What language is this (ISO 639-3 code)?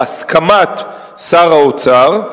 heb